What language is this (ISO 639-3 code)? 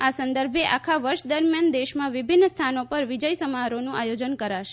guj